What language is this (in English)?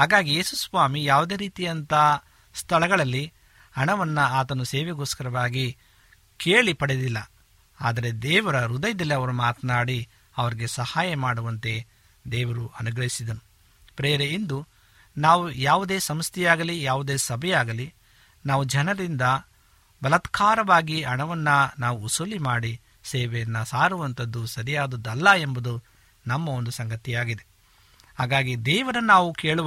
Kannada